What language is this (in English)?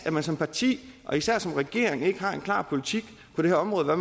Danish